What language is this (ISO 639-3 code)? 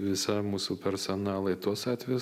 lit